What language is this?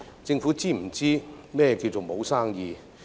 Cantonese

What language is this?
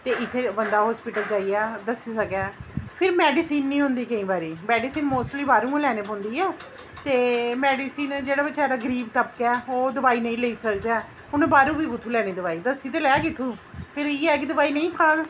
Dogri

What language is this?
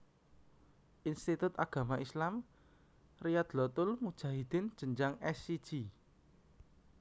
Javanese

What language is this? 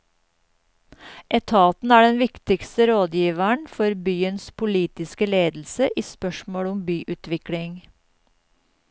Norwegian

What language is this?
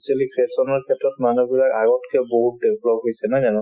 Assamese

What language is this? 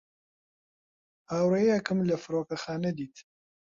Central Kurdish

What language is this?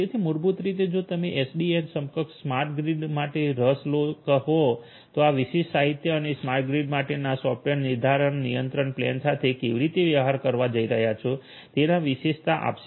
Gujarati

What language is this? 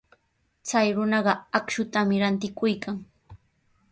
Sihuas Ancash Quechua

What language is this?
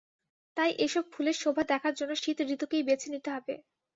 Bangla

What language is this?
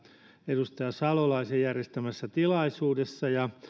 Finnish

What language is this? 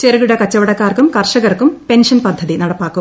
Malayalam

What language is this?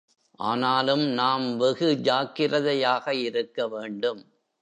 Tamil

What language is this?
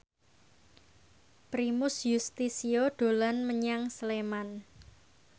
Javanese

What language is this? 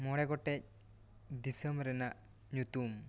Santali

